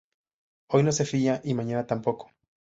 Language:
Spanish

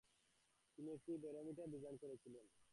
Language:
Bangla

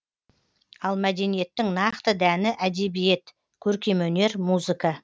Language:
Kazakh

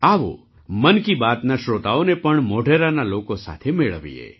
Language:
Gujarati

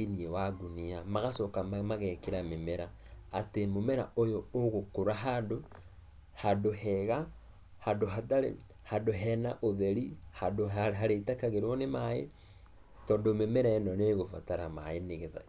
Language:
Kikuyu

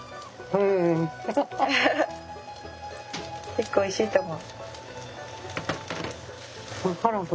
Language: Japanese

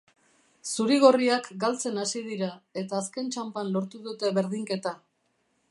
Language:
Basque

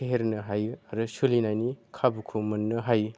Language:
Bodo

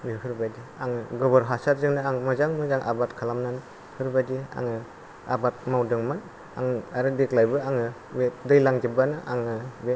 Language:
Bodo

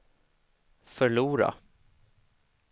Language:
Swedish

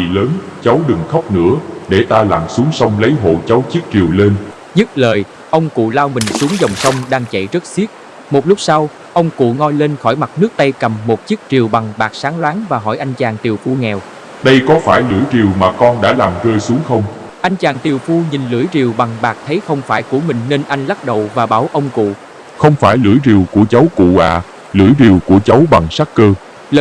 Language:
Vietnamese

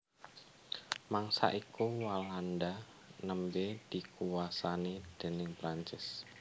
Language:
Javanese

